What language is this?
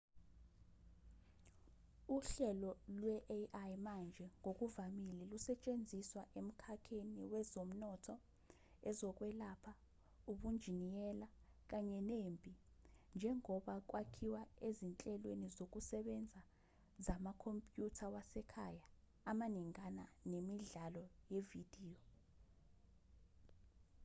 Zulu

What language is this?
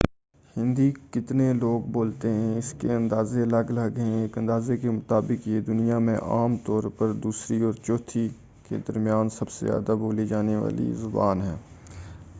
Urdu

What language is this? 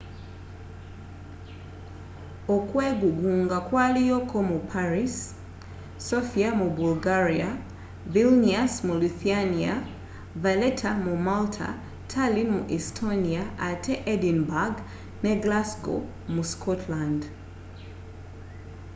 Ganda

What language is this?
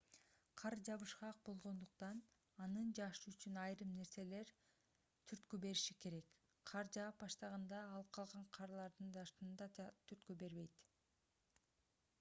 Kyrgyz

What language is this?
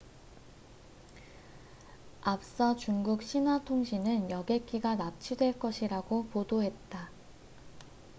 Korean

